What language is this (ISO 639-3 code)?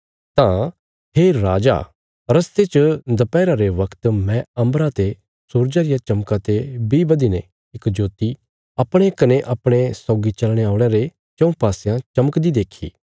kfs